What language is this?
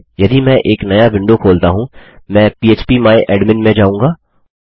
Hindi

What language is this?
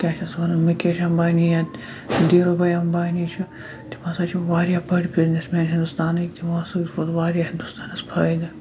Kashmiri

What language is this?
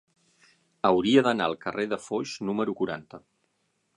Catalan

